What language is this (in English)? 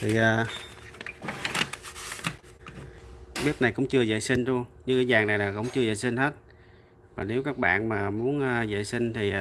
Vietnamese